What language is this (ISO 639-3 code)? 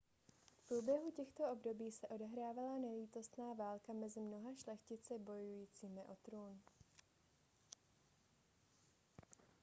ces